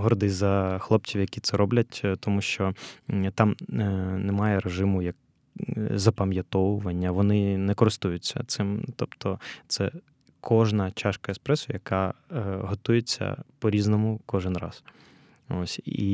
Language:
Ukrainian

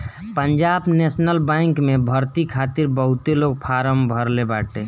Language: Bhojpuri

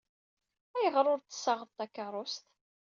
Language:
Kabyle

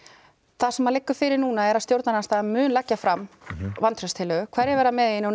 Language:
Icelandic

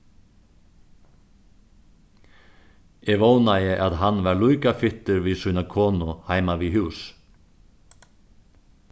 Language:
Faroese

